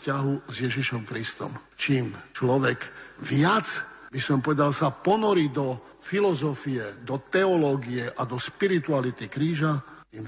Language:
Slovak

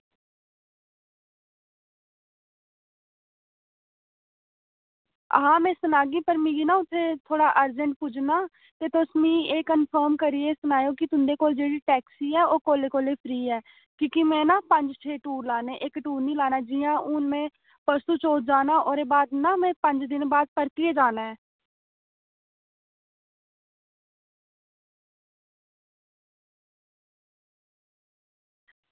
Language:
Dogri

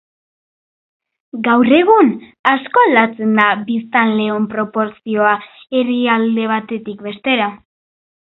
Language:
Basque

